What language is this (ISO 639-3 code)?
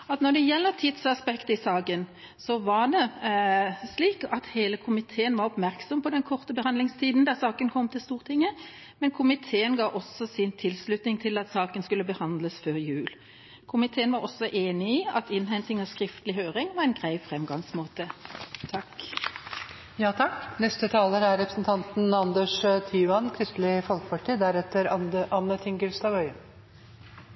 nob